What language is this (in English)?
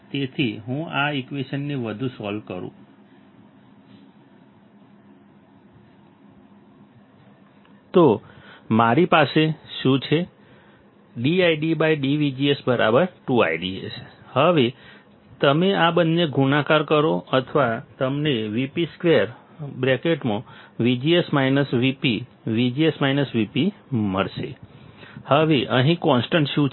Gujarati